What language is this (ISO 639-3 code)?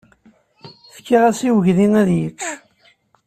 kab